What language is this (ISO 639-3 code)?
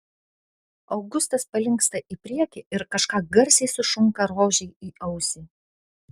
lit